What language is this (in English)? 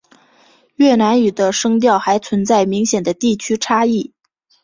Chinese